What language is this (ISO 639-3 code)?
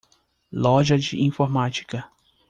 por